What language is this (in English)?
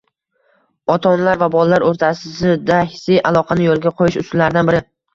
Uzbek